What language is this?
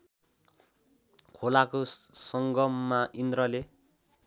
Nepali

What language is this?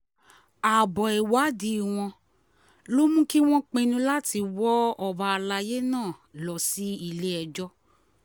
Yoruba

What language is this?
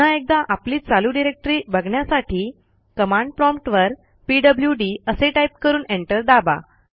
Marathi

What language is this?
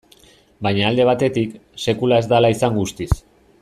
Basque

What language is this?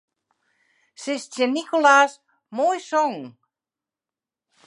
Western Frisian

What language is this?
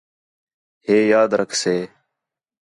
Khetrani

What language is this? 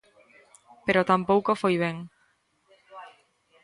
Galician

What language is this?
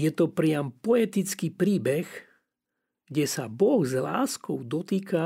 Slovak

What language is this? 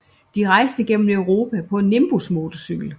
Danish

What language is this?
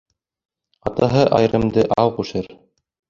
Bashkir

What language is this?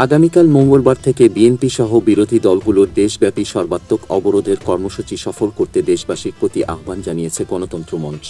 Romanian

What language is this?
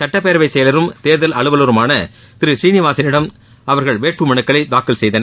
Tamil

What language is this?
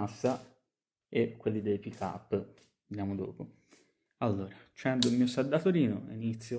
Italian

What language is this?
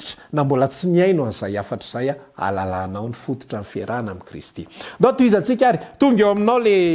Dutch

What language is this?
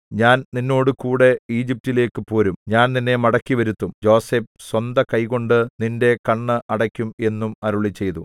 Malayalam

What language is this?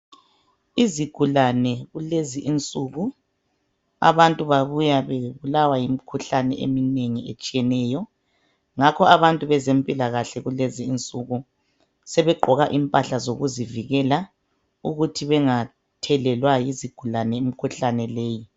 North Ndebele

